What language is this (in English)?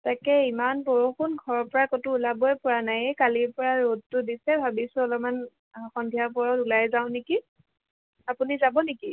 Assamese